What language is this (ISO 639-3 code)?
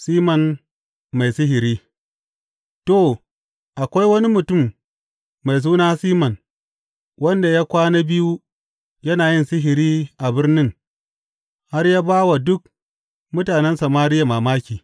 hau